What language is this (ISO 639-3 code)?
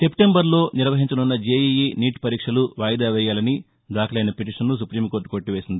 tel